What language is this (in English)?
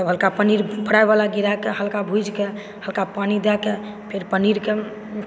Maithili